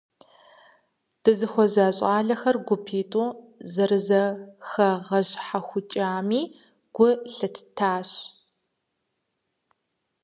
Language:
Kabardian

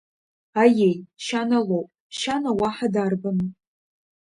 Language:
Abkhazian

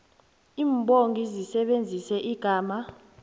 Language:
South Ndebele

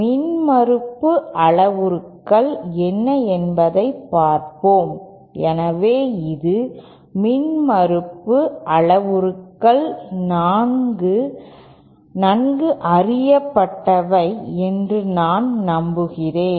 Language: Tamil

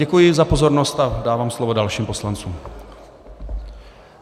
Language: Czech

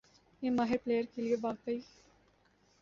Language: Urdu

